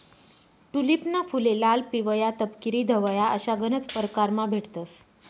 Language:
Marathi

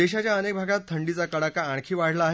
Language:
Marathi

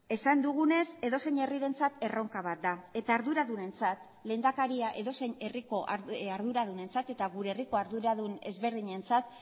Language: Basque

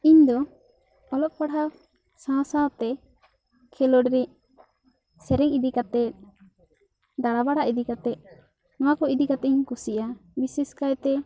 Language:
Santali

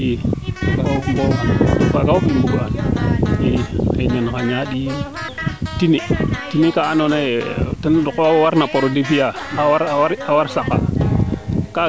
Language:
Serer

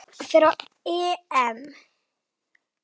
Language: Icelandic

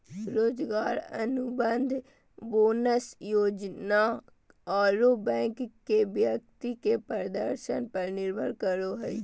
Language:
Magahi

